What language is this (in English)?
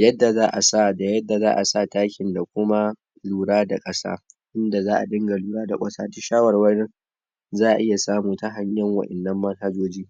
Hausa